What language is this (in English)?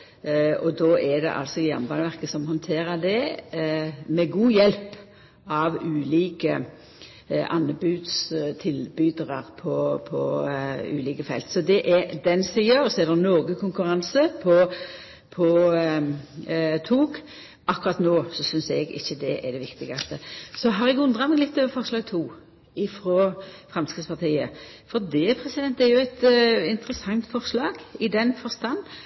Norwegian Nynorsk